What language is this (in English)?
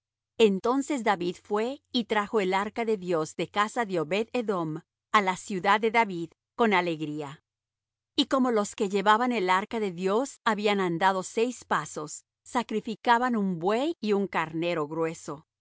Spanish